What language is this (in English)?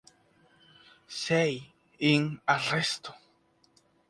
Spanish